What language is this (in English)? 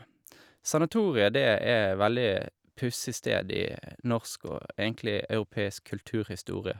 Norwegian